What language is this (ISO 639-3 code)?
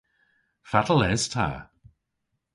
cor